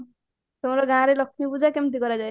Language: Odia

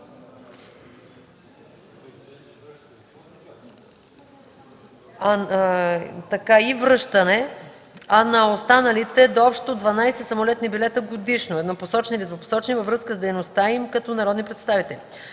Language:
Bulgarian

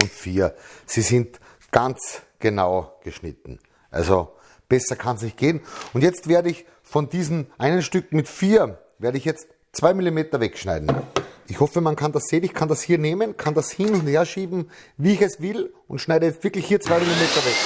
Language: German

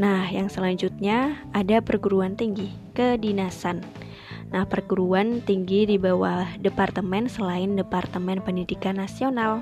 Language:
Indonesian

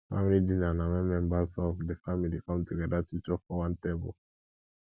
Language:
Nigerian Pidgin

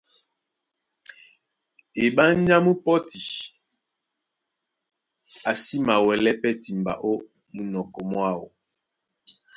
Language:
Duala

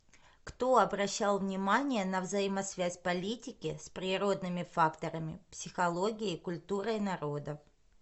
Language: Russian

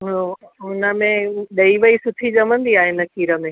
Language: Sindhi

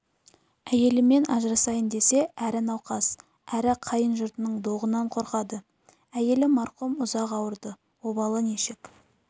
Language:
Kazakh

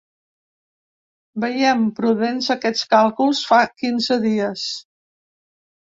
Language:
Catalan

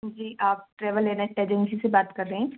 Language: Hindi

